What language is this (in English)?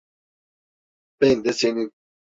Turkish